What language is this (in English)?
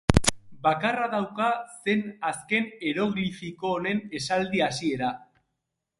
Basque